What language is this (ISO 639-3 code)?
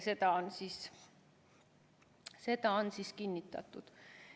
est